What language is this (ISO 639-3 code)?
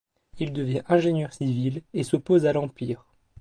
fra